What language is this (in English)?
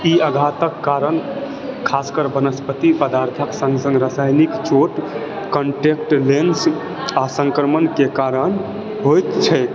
Maithili